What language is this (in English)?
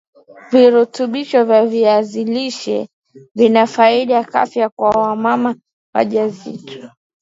Swahili